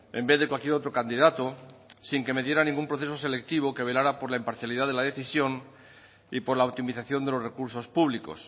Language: Spanish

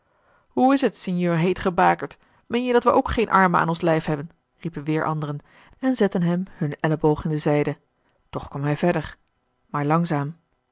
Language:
Dutch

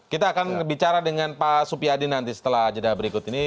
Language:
Indonesian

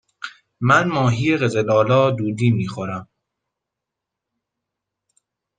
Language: Persian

